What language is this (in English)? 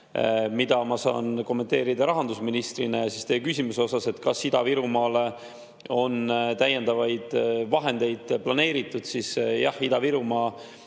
Estonian